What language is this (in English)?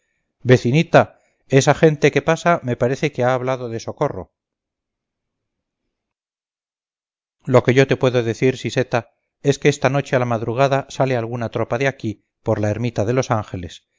Spanish